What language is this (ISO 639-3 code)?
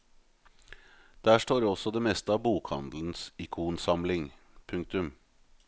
nor